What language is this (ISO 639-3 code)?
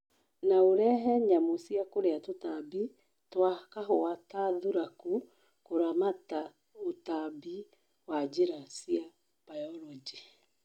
kik